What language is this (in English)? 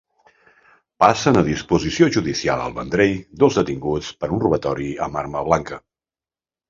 Catalan